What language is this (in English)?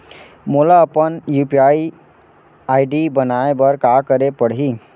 Chhattisgarhi